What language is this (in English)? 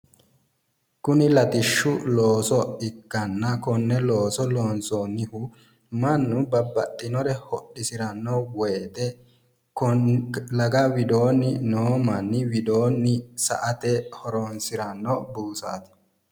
Sidamo